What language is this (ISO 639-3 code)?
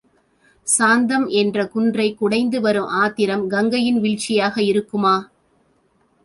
tam